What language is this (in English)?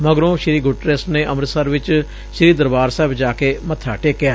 Punjabi